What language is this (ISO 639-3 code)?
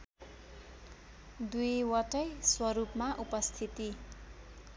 nep